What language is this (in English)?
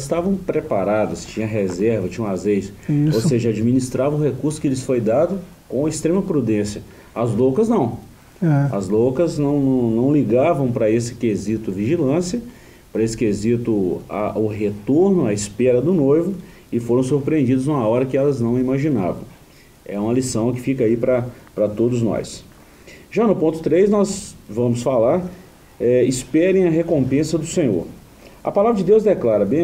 Portuguese